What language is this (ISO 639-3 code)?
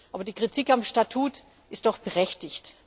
deu